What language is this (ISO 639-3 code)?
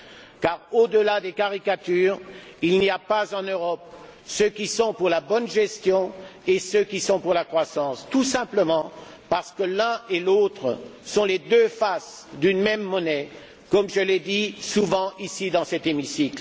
fra